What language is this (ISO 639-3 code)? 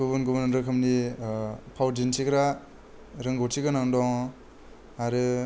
brx